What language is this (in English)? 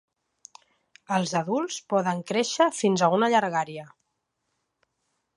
Catalan